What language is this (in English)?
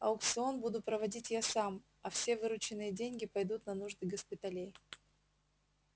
Russian